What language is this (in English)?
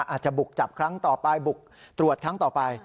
Thai